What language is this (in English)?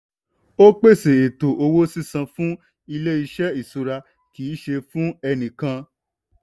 Yoruba